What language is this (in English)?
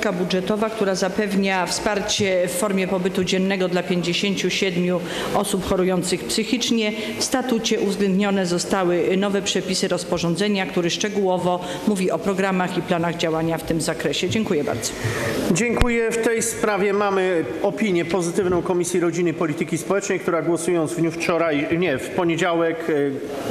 Polish